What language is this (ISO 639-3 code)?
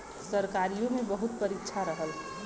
bho